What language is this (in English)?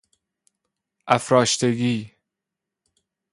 Persian